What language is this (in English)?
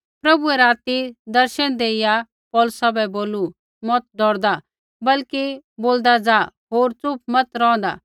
Kullu Pahari